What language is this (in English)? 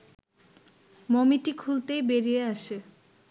Bangla